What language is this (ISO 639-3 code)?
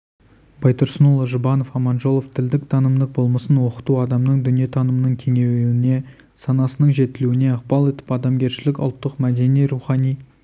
kaz